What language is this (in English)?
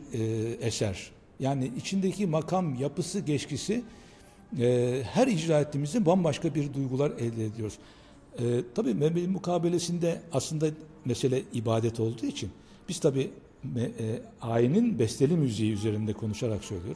Turkish